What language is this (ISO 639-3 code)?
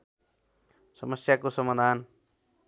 nep